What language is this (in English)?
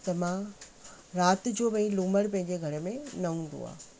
Sindhi